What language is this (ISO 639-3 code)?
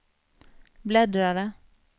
swe